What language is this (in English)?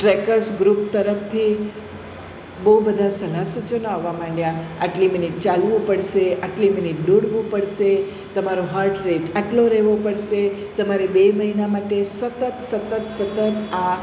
Gujarati